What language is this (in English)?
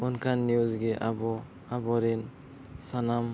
Santali